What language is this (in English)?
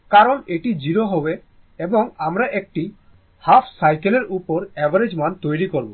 Bangla